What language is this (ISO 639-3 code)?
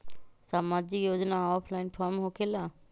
mag